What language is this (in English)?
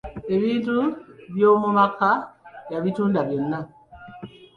Ganda